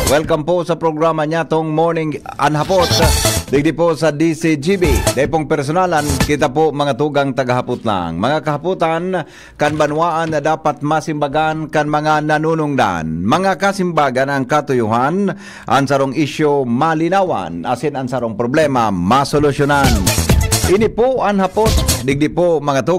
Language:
Filipino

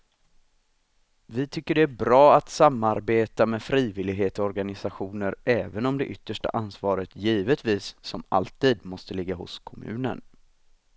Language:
Swedish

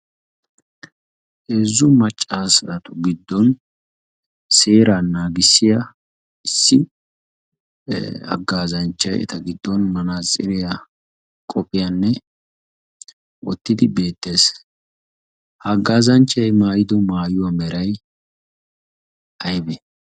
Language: Wolaytta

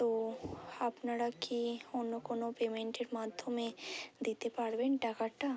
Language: Bangla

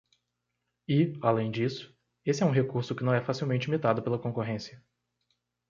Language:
Portuguese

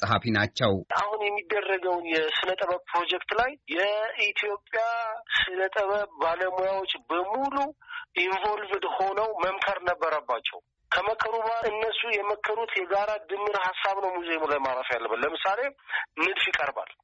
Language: Amharic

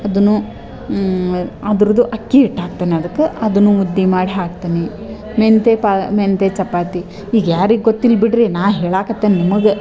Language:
Kannada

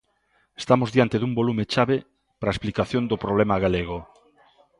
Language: Galician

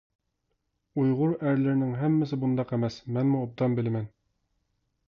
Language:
Uyghur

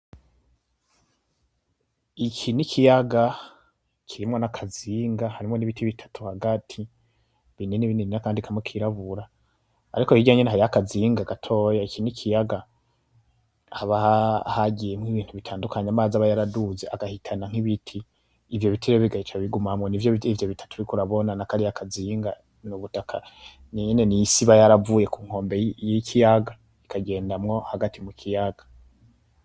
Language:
Rundi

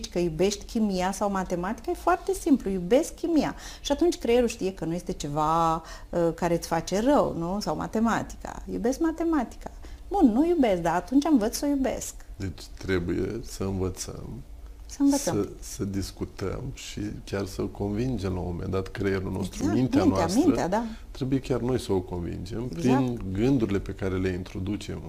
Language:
Romanian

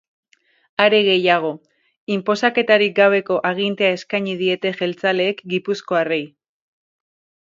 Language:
Basque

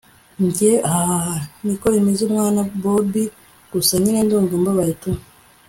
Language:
Kinyarwanda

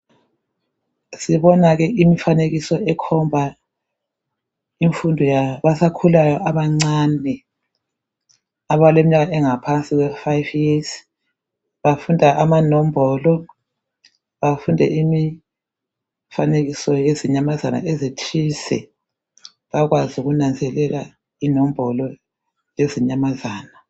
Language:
North Ndebele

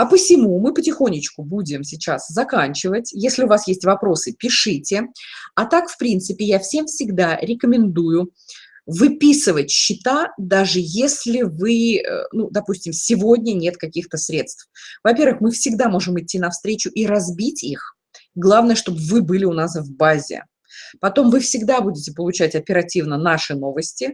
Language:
Russian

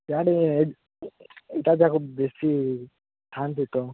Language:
Odia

